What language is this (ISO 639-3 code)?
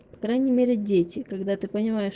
rus